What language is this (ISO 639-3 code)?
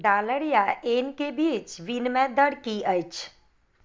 mai